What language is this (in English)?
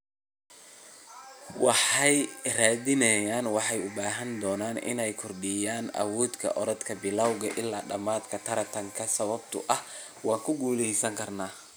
Somali